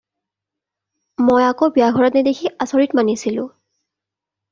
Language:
Assamese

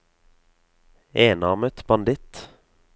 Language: Norwegian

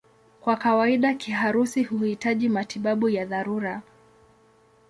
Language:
Swahili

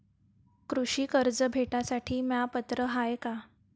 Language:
Marathi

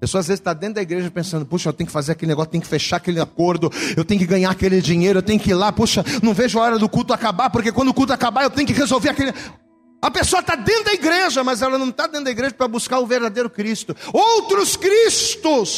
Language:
Portuguese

